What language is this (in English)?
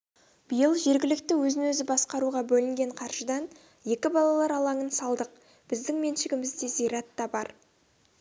Kazakh